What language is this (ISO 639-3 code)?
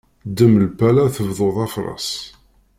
kab